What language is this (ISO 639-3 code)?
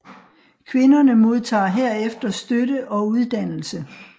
dan